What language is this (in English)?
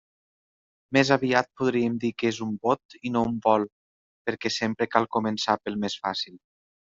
Catalan